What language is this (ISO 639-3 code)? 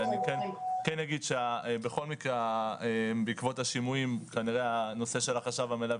heb